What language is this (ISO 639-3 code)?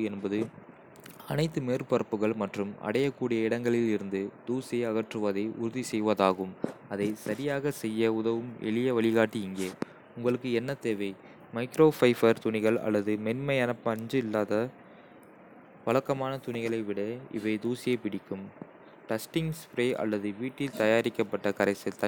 kfe